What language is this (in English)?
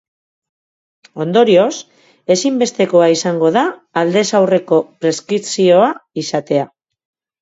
Basque